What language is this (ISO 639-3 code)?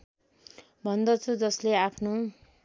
nep